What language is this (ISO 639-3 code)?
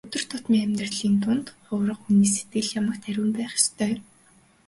mon